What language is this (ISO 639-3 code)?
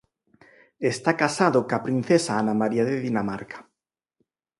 glg